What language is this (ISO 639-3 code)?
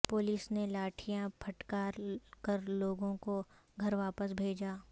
urd